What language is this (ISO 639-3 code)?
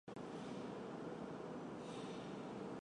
zho